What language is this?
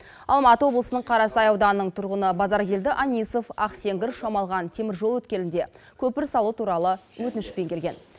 Kazakh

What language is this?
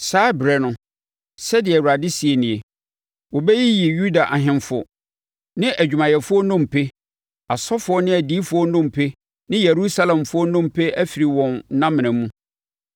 Akan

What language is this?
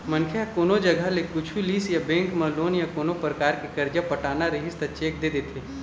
Chhattisgarhi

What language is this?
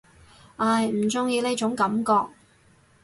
Cantonese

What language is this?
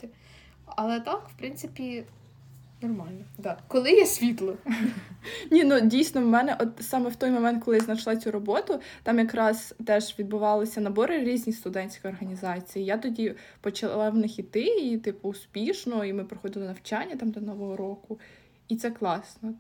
Ukrainian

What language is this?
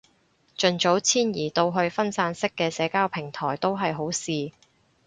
Cantonese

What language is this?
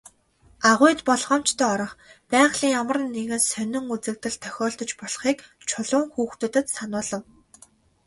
Mongolian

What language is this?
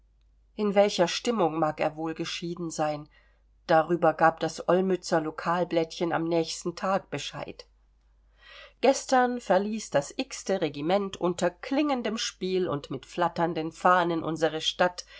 German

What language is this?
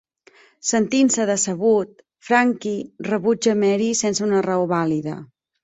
Catalan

